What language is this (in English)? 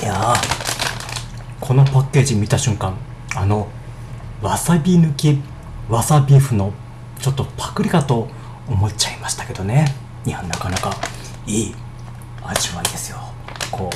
Japanese